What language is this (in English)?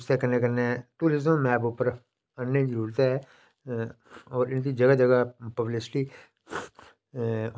Dogri